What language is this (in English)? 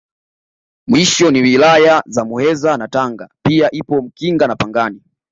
Swahili